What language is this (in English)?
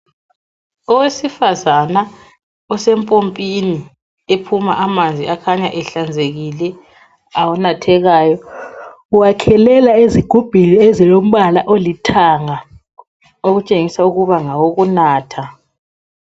North Ndebele